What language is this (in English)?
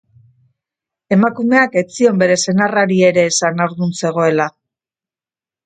Basque